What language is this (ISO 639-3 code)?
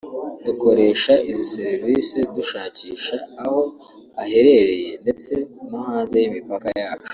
kin